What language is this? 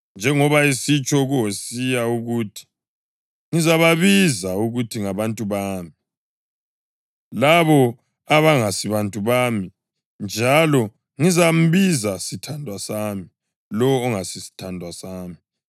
North Ndebele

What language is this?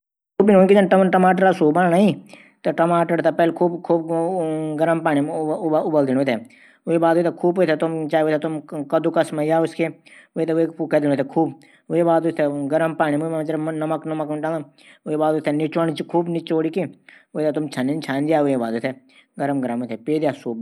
Garhwali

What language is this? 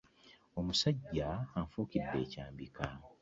Ganda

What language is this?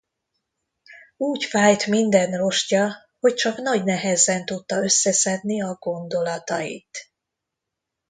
Hungarian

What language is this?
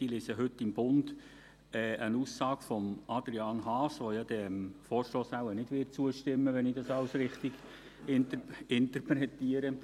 Swiss German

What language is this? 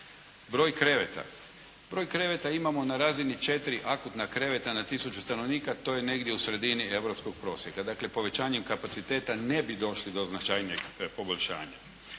Croatian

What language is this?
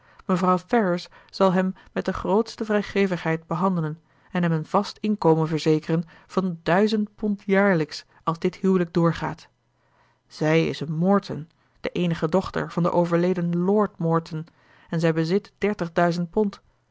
Dutch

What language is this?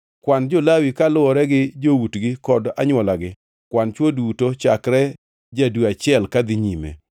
Luo (Kenya and Tanzania)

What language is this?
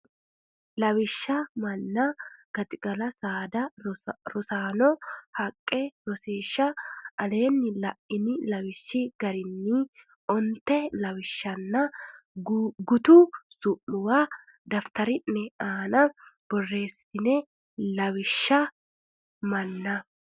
Sidamo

